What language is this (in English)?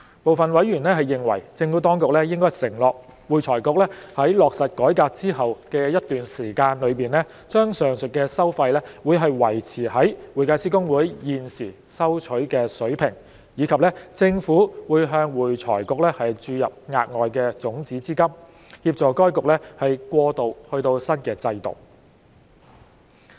Cantonese